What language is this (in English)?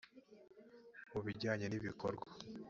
Kinyarwanda